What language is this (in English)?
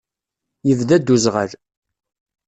Kabyle